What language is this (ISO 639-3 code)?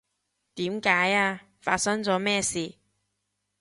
yue